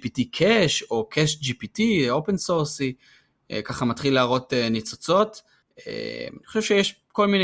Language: Hebrew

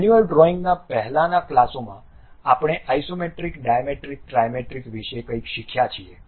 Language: Gujarati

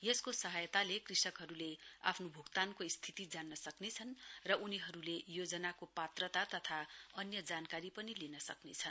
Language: Nepali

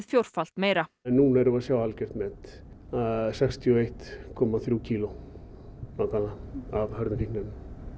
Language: Icelandic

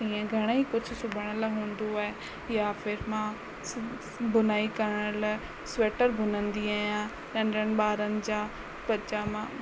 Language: Sindhi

